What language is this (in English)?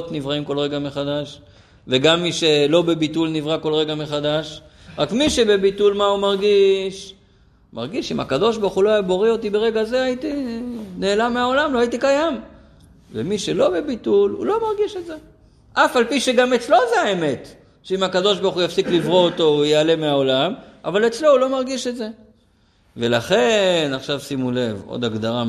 Hebrew